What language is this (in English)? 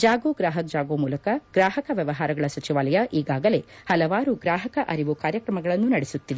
Kannada